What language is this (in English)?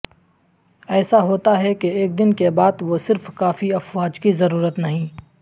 Urdu